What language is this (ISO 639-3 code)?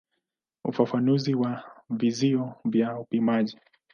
swa